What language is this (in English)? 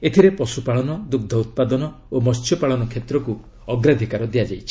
Odia